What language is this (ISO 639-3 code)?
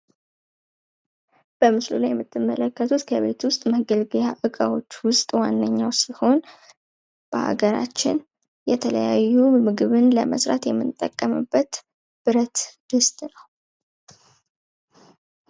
amh